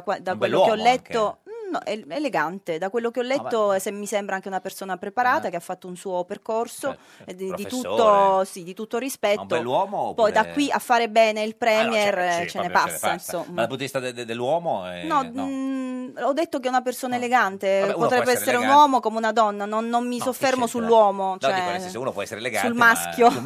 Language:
Italian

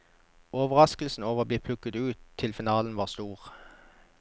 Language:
Norwegian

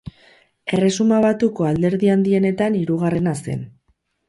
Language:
Basque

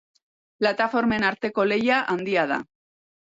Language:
Basque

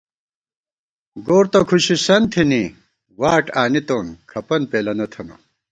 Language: Gawar-Bati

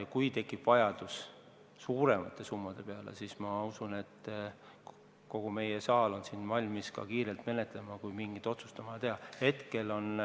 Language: Estonian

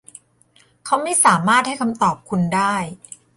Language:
Thai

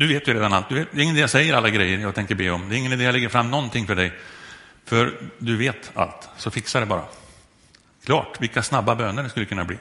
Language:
Swedish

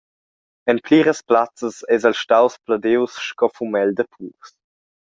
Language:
Romansh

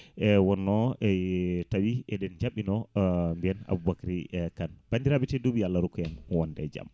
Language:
Fula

